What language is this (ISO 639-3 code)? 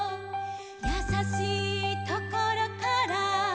jpn